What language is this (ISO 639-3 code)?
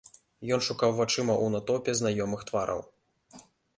bel